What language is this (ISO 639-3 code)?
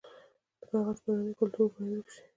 pus